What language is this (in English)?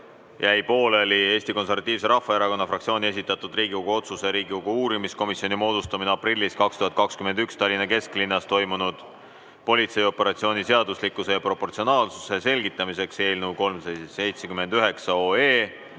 Estonian